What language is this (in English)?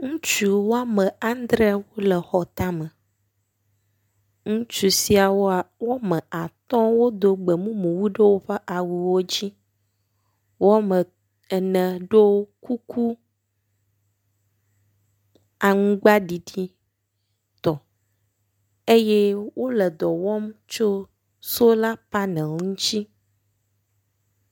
Ewe